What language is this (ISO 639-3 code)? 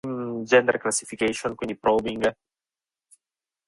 ita